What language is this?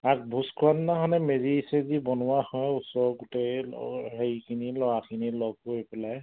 Assamese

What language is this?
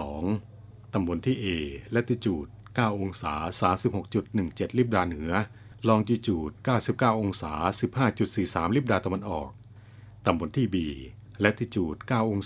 Thai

